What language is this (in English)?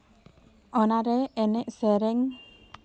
Santali